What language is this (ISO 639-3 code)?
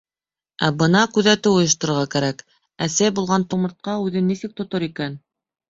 bak